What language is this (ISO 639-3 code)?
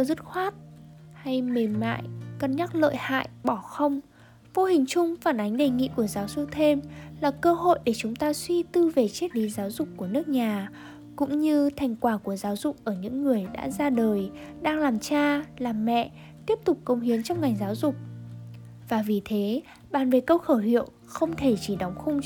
vie